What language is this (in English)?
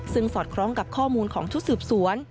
Thai